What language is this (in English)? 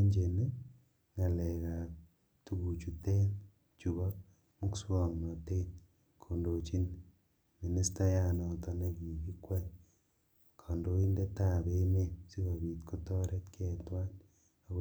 Kalenjin